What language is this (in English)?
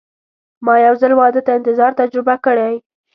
Pashto